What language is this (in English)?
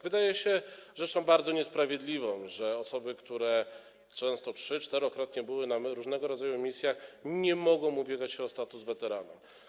Polish